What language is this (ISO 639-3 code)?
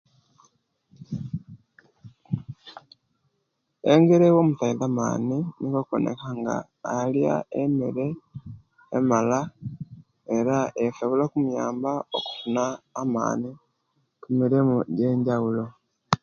lke